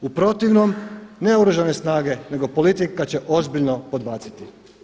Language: Croatian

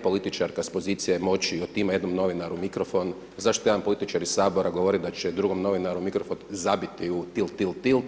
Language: Croatian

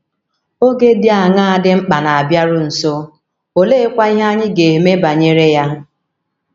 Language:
Igbo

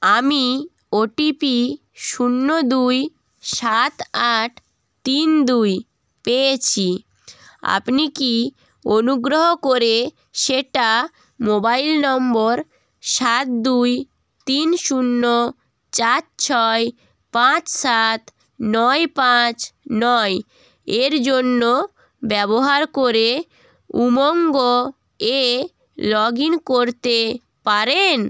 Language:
Bangla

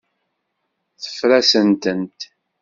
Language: Kabyle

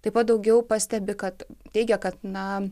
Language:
Lithuanian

